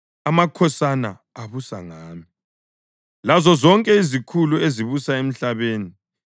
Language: North Ndebele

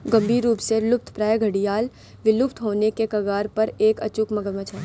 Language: Hindi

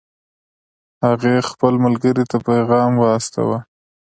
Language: Pashto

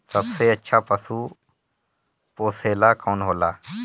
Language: Bhojpuri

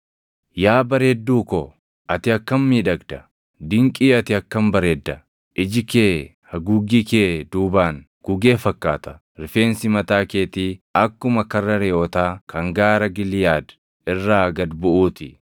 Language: Oromo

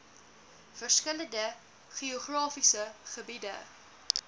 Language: Afrikaans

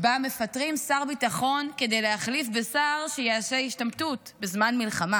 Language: Hebrew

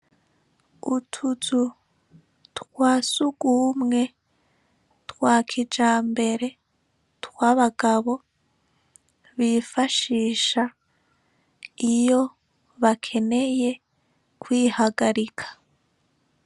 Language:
Rundi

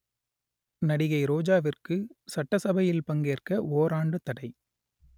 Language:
Tamil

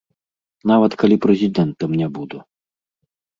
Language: Belarusian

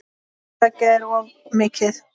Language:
Icelandic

